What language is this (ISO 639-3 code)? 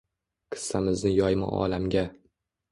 uzb